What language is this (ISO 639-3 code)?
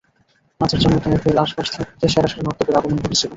ben